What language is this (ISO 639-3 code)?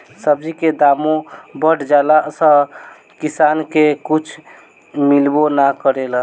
bho